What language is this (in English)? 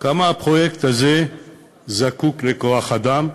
Hebrew